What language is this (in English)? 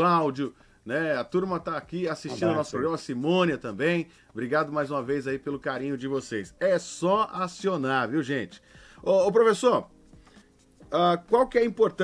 Portuguese